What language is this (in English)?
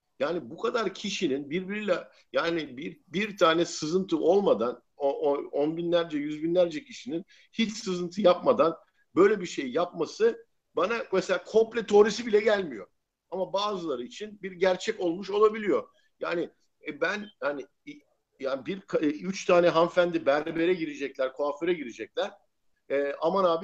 Turkish